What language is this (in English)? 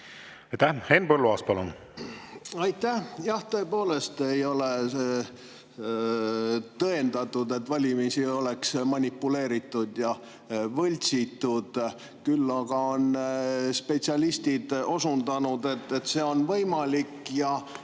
Estonian